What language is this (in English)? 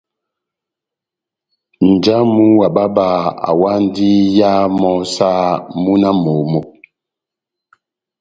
Batanga